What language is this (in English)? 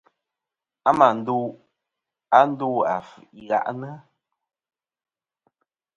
Kom